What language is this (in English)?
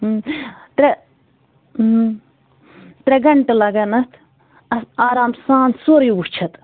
Kashmiri